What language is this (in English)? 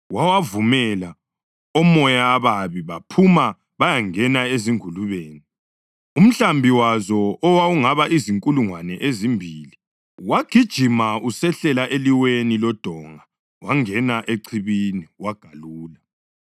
North Ndebele